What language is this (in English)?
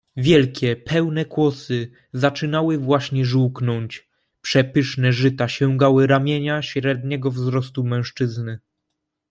Polish